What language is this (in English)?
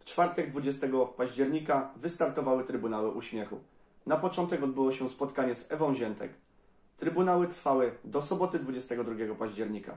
Polish